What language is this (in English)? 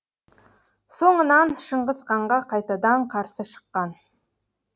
Kazakh